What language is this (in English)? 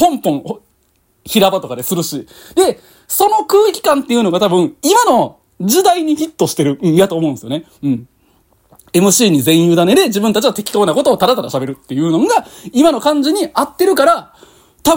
Japanese